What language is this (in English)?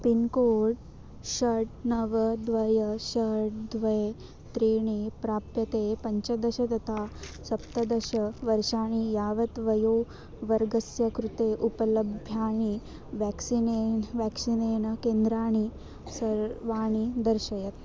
Sanskrit